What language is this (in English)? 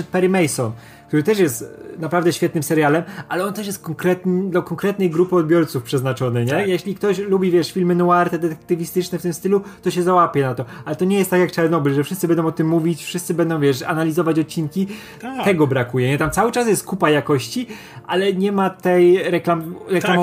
Polish